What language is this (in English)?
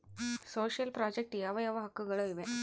Kannada